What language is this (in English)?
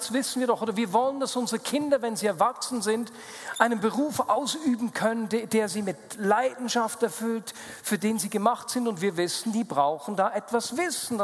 German